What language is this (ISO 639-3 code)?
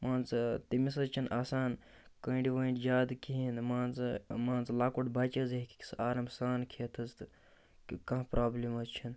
kas